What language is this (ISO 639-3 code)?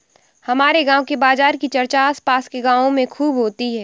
hin